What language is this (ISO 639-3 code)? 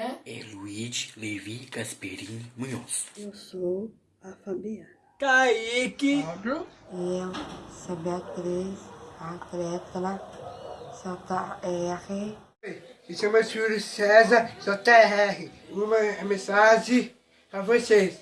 por